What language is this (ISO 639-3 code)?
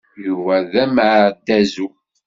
kab